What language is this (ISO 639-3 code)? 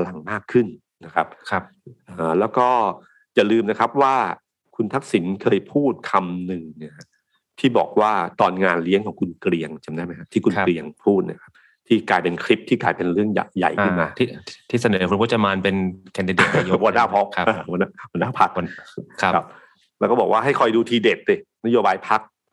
tha